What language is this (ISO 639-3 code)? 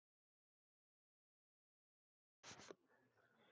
isl